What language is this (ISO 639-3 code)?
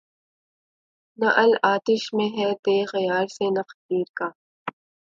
urd